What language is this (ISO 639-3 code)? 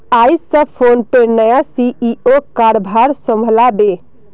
mag